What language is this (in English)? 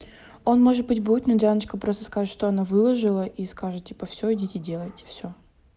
Russian